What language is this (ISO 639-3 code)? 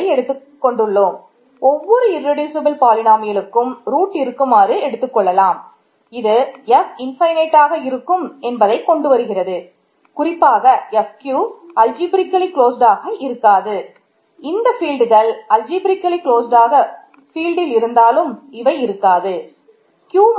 tam